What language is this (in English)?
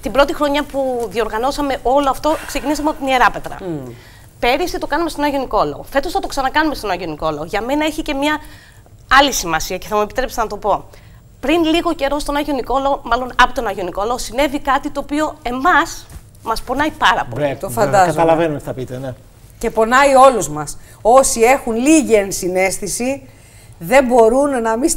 Greek